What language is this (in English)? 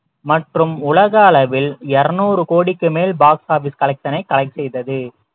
Tamil